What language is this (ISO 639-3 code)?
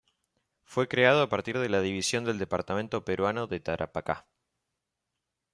spa